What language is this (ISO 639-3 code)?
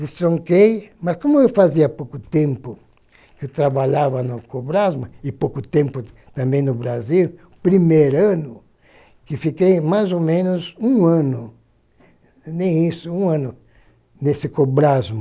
por